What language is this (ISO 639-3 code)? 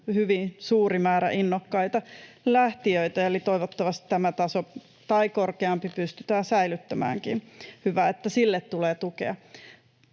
fin